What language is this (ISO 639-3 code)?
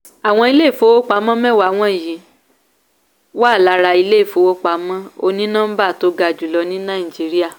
yor